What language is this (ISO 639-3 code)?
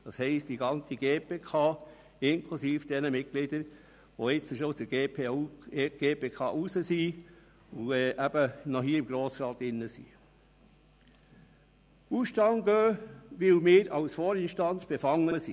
gsw